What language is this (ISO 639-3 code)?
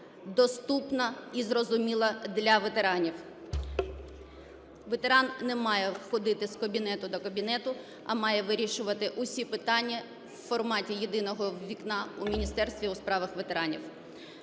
ukr